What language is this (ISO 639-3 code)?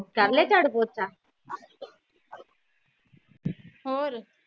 pan